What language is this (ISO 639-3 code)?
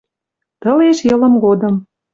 mrj